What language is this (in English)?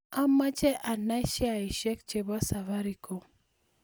Kalenjin